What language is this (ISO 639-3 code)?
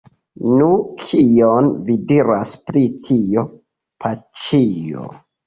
epo